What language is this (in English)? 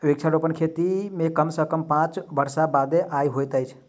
Maithili